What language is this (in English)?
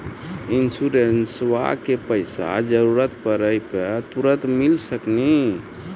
Maithili